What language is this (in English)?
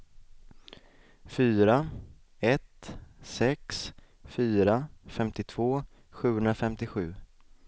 Swedish